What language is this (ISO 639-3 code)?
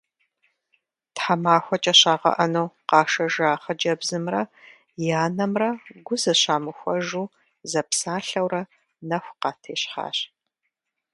kbd